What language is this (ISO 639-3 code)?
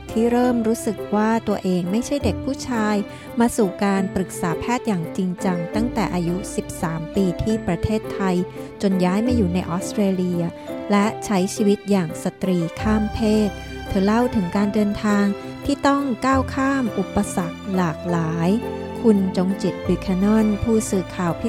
tha